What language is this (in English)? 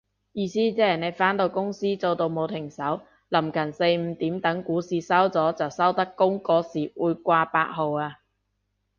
Cantonese